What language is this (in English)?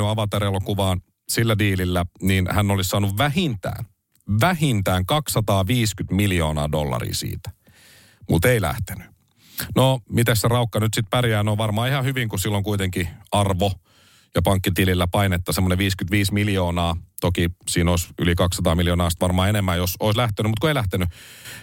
Finnish